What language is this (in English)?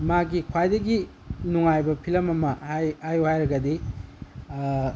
Manipuri